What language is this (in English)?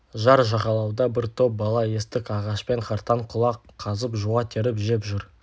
Kazakh